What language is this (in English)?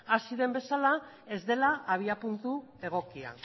Basque